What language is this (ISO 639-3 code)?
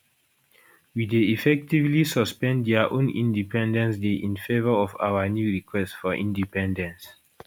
pcm